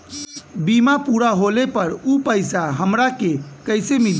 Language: Bhojpuri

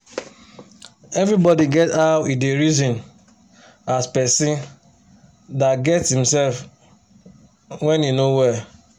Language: Nigerian Pidgin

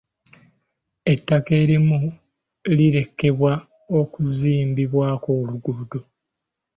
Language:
Ganda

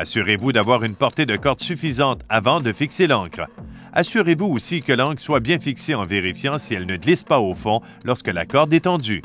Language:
French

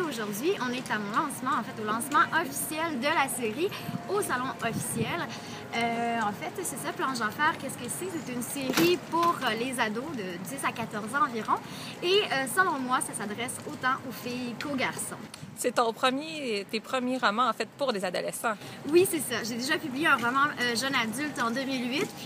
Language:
French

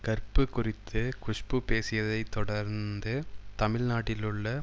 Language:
Tamil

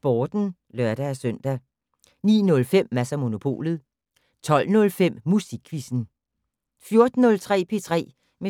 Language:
Danish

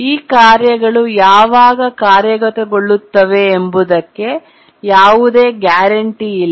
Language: Kannada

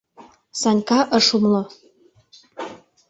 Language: Mari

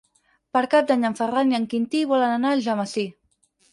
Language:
Catalan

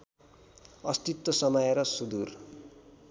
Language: Nepali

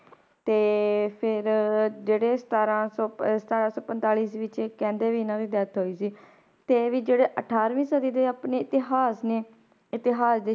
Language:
Punjabi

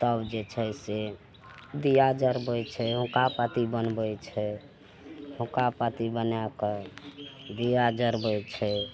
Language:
Maithili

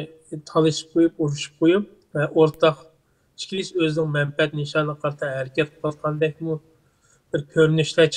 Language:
Turkish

